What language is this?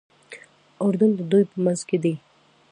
Pashto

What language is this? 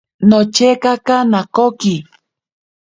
Ashéninka Perené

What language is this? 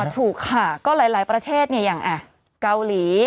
Thai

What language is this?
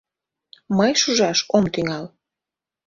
Mari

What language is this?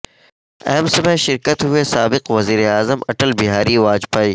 Urdu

